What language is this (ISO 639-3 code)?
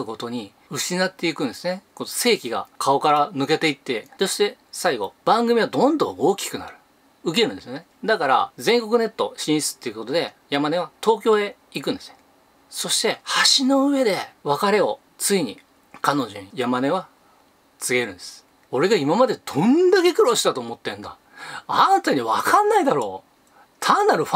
jpn